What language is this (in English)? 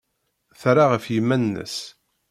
Kabyle